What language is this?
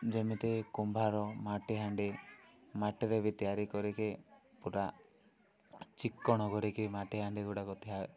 Odia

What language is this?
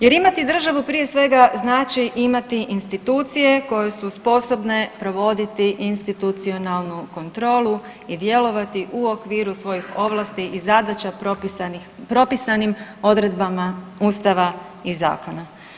Croatian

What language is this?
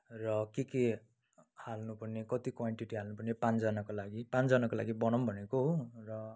Nepali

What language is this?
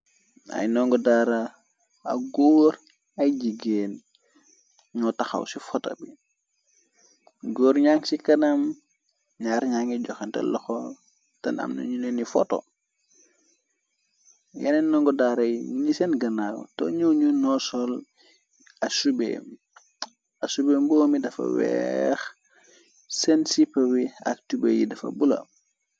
Wolof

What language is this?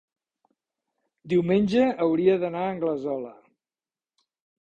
Catalan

